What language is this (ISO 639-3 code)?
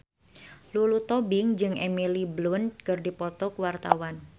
sun